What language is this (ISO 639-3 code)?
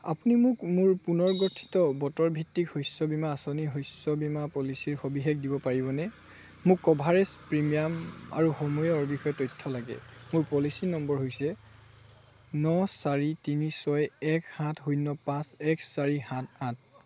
asm